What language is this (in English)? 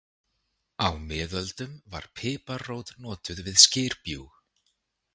Icelandic